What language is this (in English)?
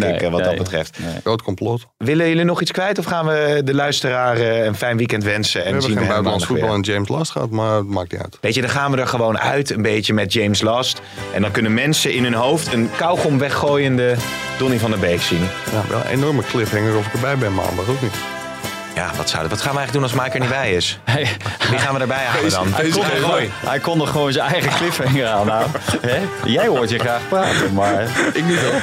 Dutch